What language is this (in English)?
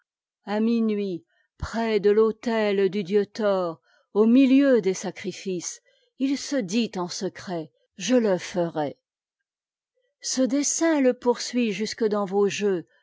French